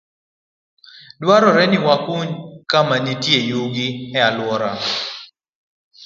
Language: Luo (Kenya and Tanzania)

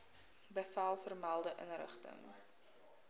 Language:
Afrikaans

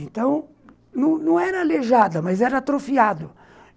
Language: Portuguese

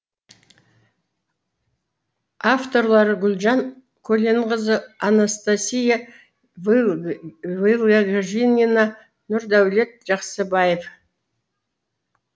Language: Kazakh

